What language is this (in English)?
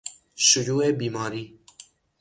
Persian